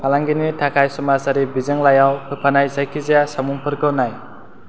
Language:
Bodo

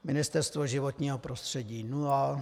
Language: Czech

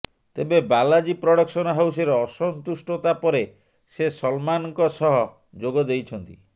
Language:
Odia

